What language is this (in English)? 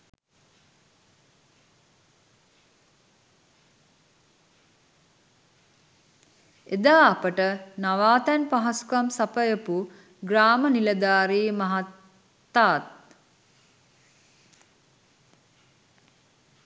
Sinhala